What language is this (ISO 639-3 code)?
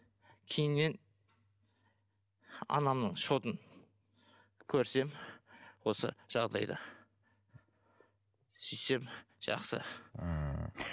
kaz